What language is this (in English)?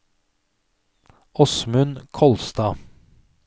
Norwegian